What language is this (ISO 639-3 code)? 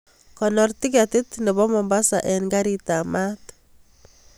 kln